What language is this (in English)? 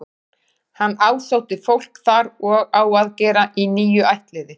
Icelandic